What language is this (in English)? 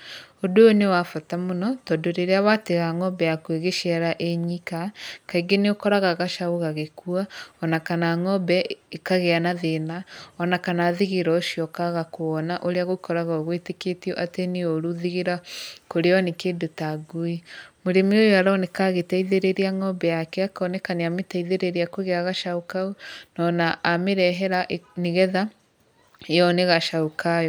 Kikuyu